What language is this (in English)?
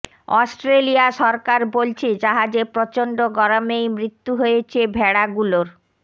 Bangla